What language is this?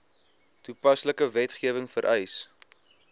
Afrikaans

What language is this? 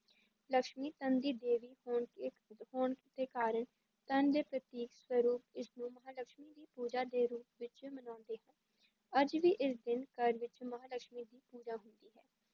Punjabi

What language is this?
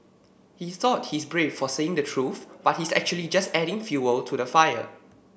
English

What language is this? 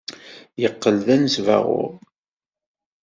Kabyle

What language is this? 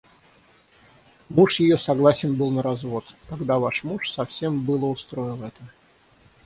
Russian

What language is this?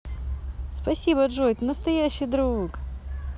Russian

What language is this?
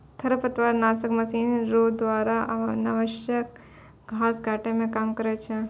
Maithili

